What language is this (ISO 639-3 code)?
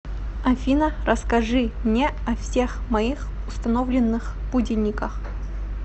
rus